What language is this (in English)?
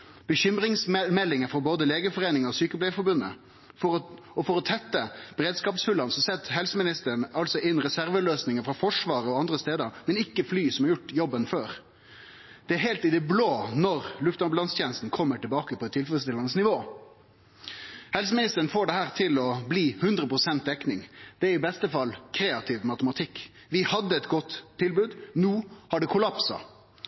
Norwegian Nynorsk